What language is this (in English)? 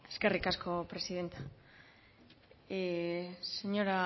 Basque